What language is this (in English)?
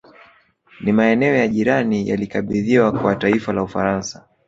Swahili